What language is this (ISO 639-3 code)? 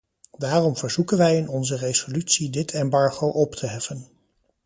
nld